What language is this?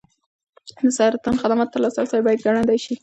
Pashto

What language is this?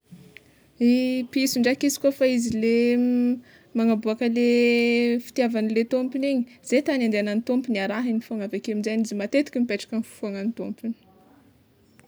Tsimihety Malagasy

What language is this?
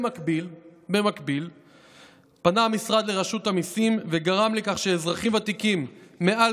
Hebrew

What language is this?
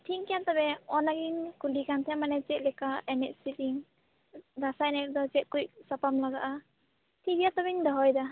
Santali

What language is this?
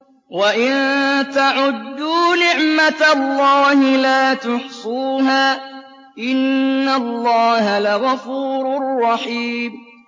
Arabic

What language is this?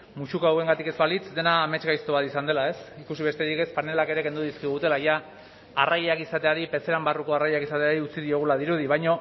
Basque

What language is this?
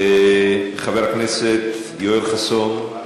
Hebrew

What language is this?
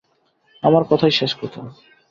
Bangla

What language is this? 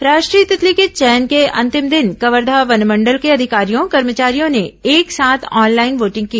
Hindi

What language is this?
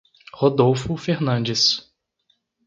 Portuguese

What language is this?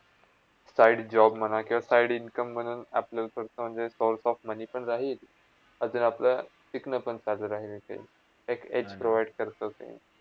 Marathi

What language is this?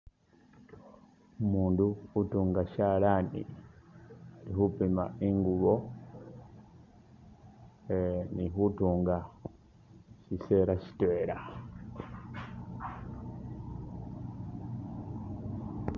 Masaaba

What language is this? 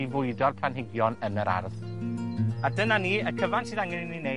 Welsh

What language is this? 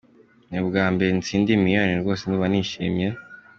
Kinyarwanda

